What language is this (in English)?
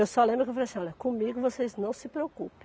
Portuguese